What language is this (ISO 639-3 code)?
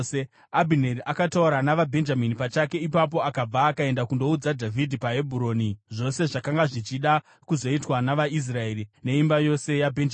sna